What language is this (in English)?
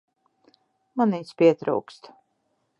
Latvian